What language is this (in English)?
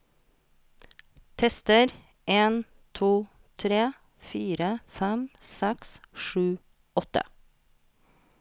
Norwegian